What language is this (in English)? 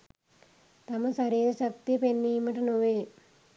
Sinhala